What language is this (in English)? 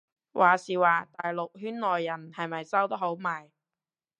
Cantonese